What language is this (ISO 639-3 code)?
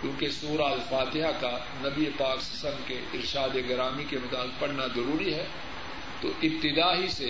urd